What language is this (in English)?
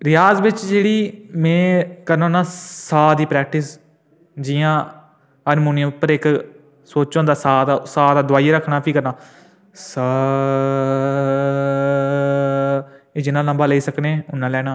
Dogri